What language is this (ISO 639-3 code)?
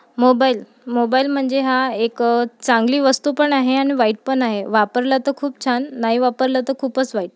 mar